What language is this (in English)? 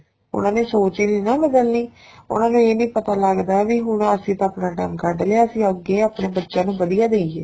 Punjabi